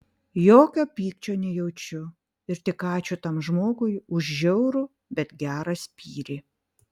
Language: Lithuanian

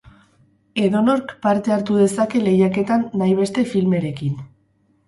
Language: Basque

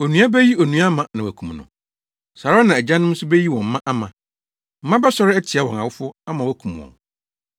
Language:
Akan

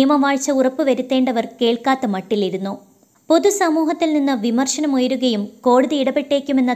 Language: Malayalam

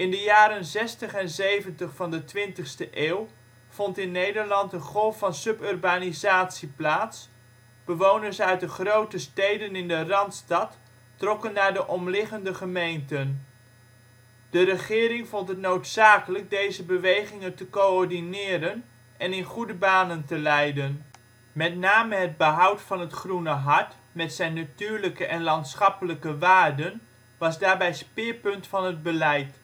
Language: Dutch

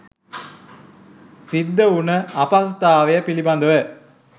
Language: Sinhala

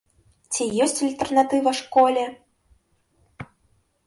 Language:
Belarusian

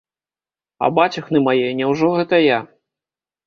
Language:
Belarusian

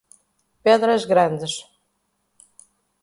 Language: Portuguese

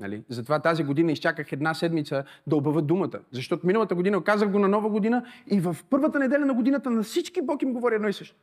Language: Bulgarian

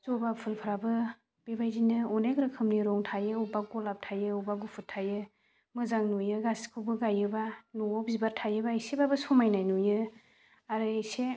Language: Bodo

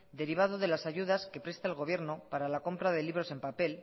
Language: Spanish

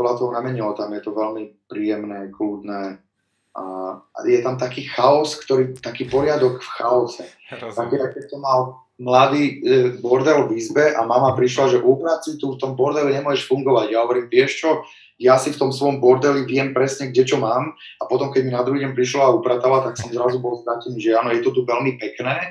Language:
Slovak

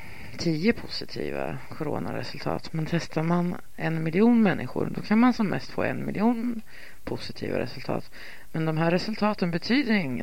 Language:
Swedish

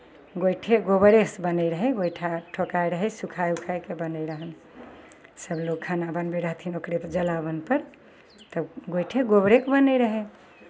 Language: Maithili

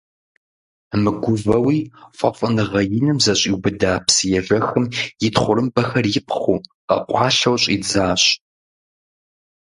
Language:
Kabardian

